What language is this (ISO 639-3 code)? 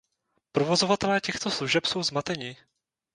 ces